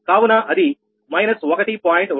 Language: Telugu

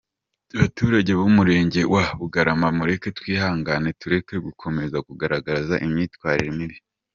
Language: Kinyarwanda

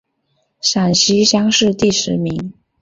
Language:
Chinese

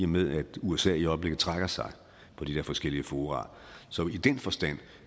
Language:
Danish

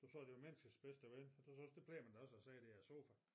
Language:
Danish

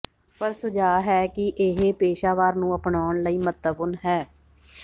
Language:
Punjabi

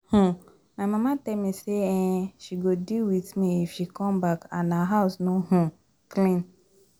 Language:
Nigerian Pidgin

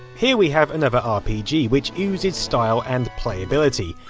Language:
English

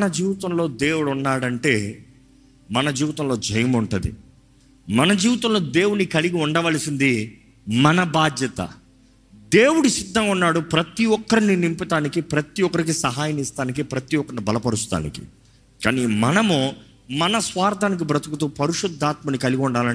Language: Telugu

